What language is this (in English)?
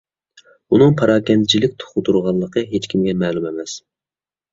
Uyghur